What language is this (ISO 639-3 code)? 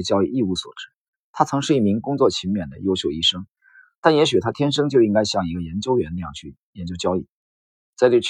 zho